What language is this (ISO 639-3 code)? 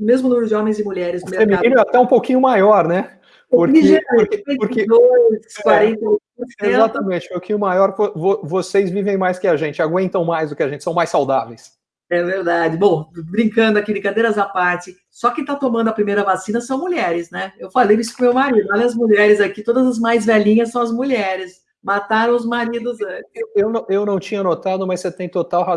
por